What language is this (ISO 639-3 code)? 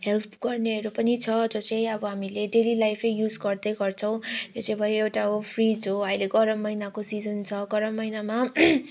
nep